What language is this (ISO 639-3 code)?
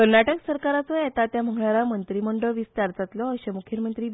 kok